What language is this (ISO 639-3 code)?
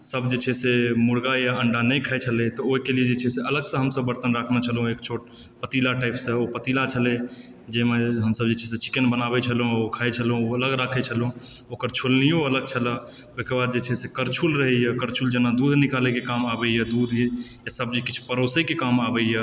mai